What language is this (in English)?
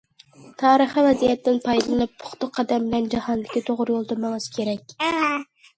Uyghur